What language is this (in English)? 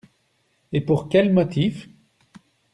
French